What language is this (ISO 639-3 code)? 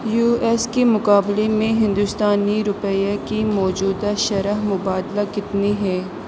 urd